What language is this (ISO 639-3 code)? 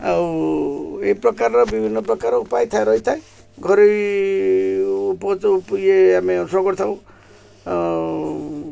ori